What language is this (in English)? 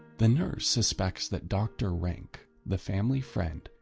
English